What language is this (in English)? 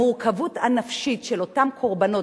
Hebrew